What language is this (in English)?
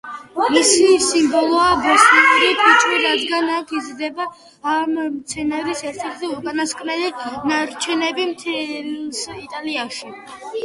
Georgian